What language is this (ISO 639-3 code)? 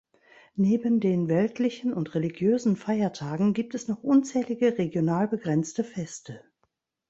deu